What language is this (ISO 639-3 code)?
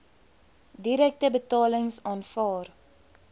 afr